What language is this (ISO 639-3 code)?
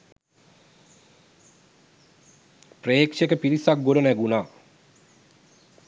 sin